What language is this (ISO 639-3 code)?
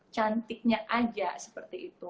ind